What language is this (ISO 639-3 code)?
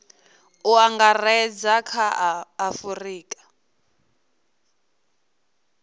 ven